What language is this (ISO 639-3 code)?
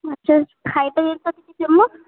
ori